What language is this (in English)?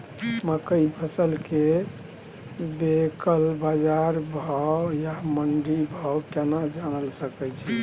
Maithili